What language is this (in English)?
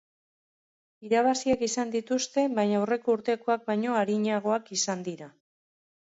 Basque